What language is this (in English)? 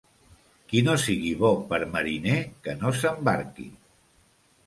Catalan